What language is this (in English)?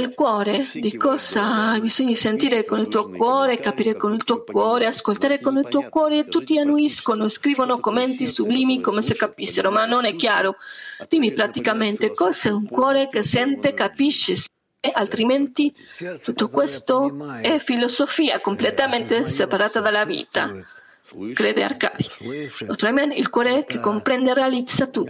Italian